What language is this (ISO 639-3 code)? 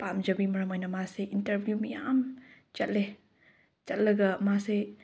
mni